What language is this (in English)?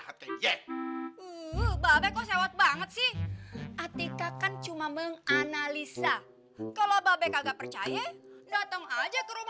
Indonesian